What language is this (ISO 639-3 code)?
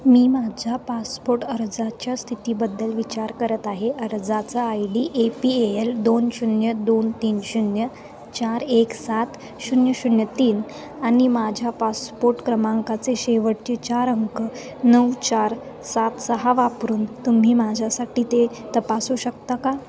mar